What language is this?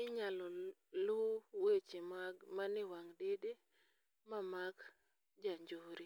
Luo (Kenya and Tanzania)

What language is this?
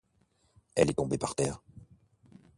French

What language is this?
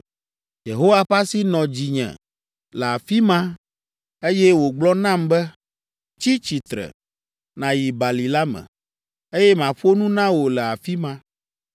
Ewe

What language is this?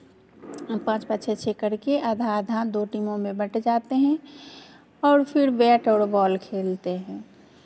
Hindi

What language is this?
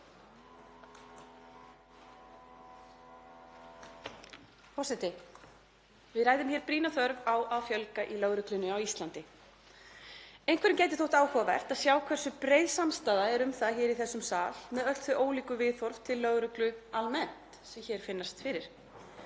Icelandic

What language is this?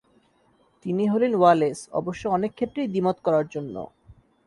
Bangla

